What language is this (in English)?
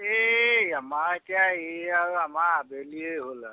Assamese